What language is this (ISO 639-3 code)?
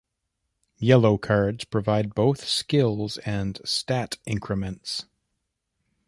eng